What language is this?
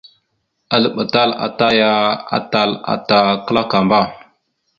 Mada (Cameroon)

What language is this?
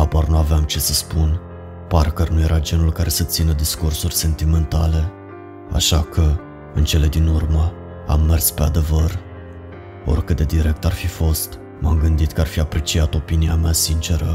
Romanian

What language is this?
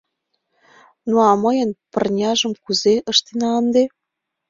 Mari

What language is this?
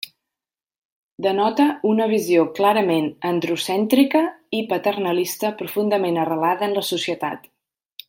Catalan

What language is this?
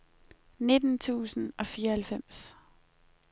Danish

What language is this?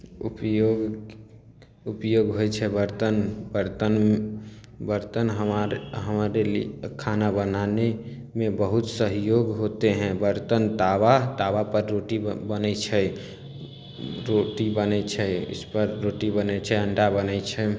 Maithili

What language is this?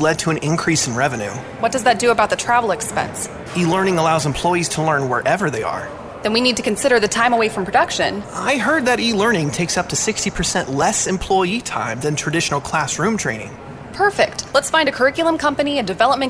English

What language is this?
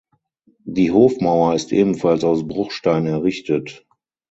German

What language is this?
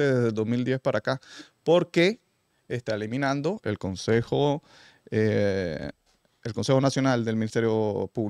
Spanish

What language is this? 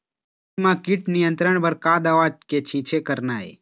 Chhattisgarhi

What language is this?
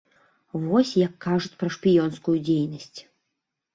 Belarusian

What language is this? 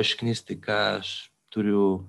Lithuanian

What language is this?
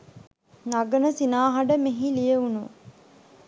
Sinhala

